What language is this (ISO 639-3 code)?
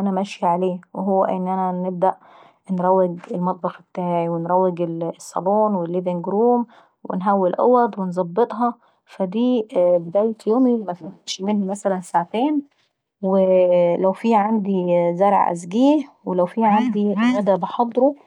aec